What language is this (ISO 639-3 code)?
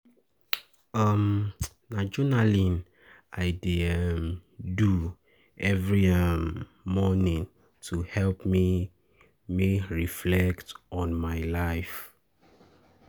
pcm